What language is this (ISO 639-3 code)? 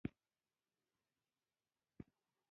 pus